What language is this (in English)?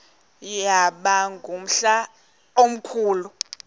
Xhosa